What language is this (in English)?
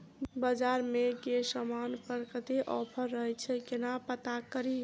Maithili